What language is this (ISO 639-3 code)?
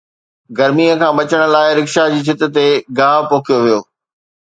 snd